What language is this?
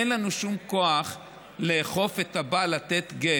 Hebrew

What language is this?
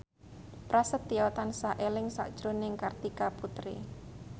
Javanese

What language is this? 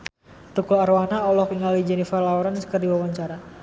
Sundanese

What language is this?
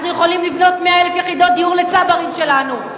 Hebrew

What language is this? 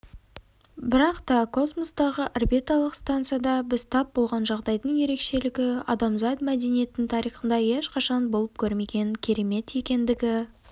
Kazakh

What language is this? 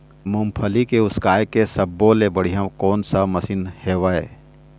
Chhattisgarhi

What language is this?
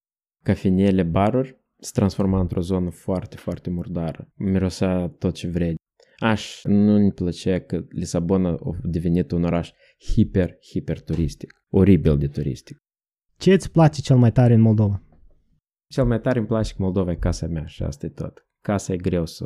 Romanian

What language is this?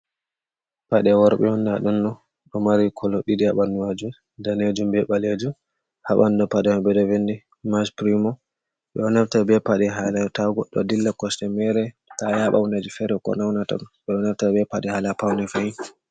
Fula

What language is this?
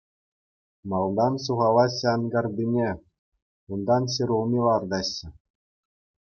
Chuvash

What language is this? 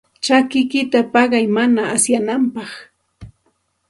Santa Ana de Tusi Pasco Quechua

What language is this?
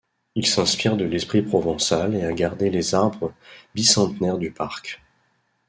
French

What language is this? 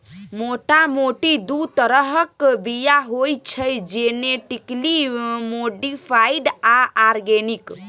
Maithili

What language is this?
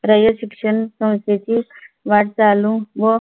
Marathi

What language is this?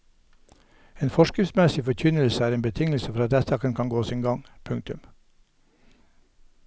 Norwegian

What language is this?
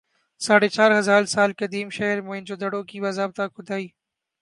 Urdu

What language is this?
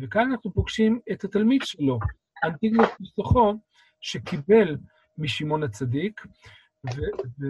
Hebrew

